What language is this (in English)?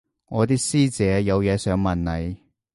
Cantonese